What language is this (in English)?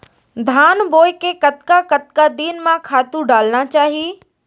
Chhattisgarhi